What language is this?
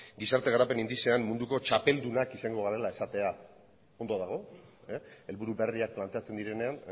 Basque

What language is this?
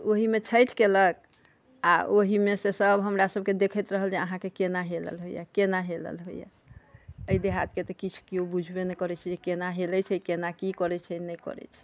Maithili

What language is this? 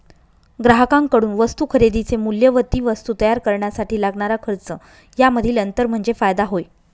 Marathi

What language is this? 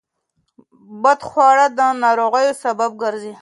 Pashto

